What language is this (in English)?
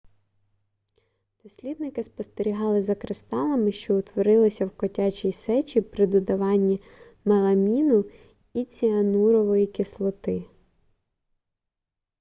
Ukrainian